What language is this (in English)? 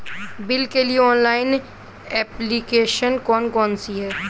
Hindi